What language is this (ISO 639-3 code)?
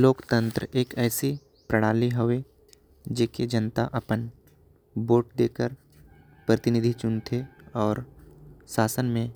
kfp